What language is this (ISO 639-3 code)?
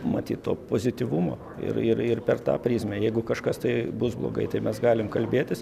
lit